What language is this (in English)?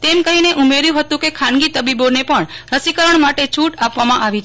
Gujarati